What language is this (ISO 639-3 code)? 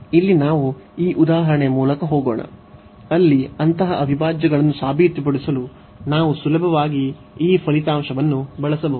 kan